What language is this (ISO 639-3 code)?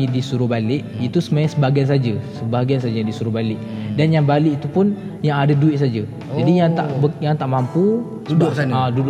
msa